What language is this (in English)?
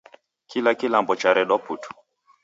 Taita